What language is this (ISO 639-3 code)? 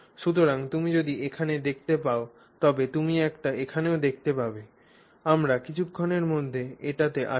ben